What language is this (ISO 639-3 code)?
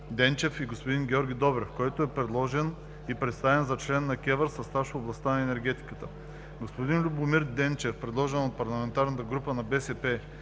bul